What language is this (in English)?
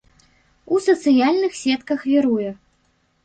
Belarusian